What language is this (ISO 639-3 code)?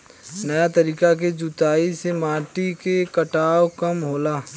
bho